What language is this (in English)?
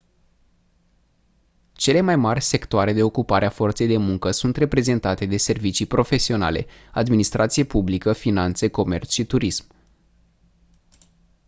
Romanian